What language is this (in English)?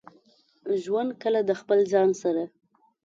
Pashto